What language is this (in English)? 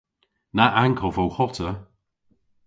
Cornish